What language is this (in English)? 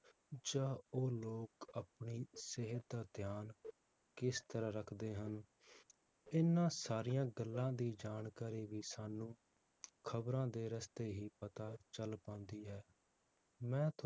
Punjabi